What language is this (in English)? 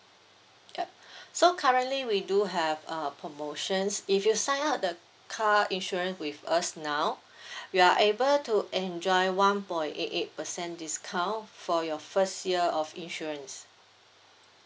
English